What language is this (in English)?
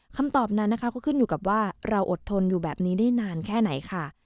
Thai